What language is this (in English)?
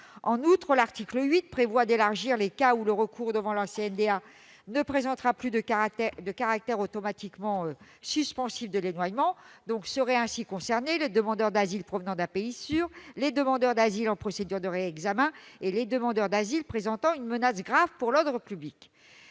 French